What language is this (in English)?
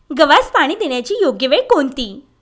Marathi